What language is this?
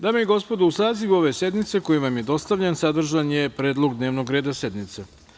Serbian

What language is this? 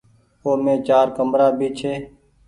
Goaria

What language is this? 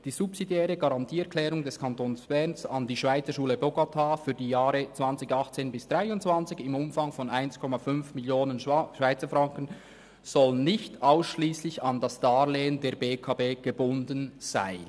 Swiss German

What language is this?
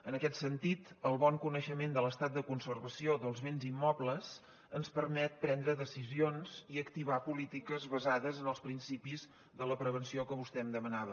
Catalan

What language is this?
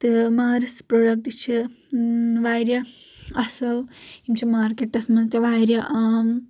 Kashmiri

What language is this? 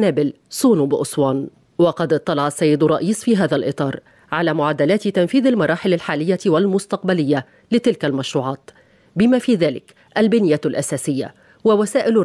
Arabic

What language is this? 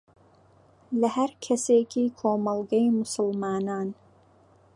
Central Kurdish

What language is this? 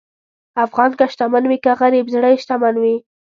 Pashto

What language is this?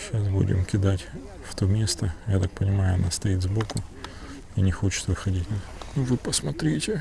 Russian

